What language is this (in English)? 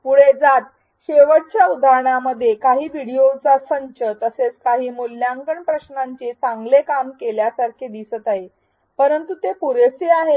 Marathi